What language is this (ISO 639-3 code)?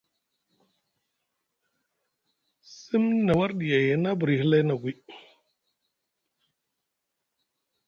mug